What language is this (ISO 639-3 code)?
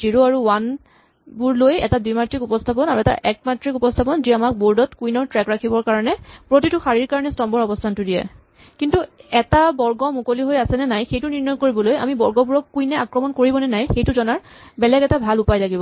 asm